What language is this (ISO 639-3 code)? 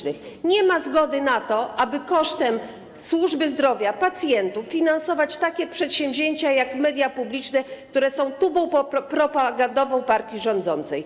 pol